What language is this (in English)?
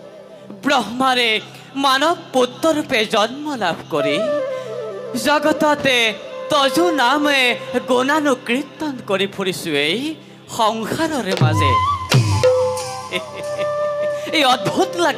Arabic